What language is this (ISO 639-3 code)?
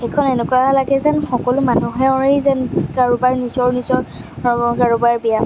asm